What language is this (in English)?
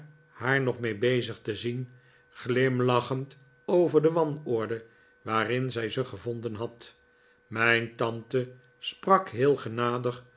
Dutch